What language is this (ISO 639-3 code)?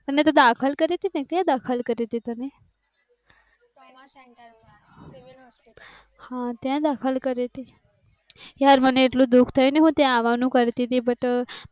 guj